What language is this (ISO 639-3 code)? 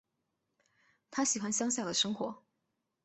zho